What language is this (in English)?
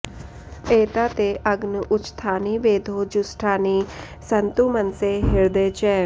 Sanskrit